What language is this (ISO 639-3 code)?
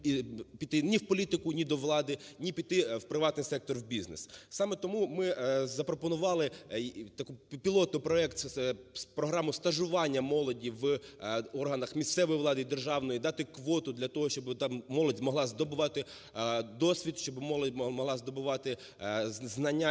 ukr